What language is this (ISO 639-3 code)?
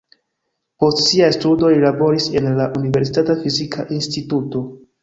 epo